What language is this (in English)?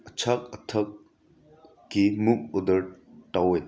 Manipuri